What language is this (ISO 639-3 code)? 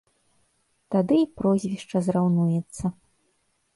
bel